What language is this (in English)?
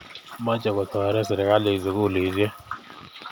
Kalenjin